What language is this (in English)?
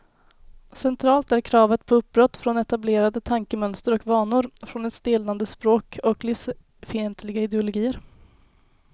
Swedish